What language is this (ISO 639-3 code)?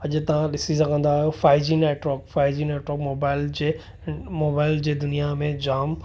snd